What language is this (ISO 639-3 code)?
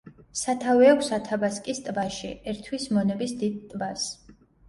kat